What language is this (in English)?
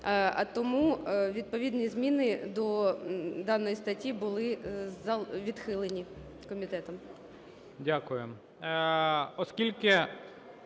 Ukrainian